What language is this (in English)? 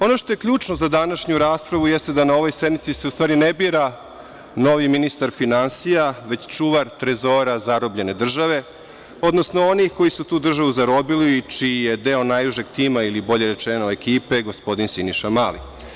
Serbian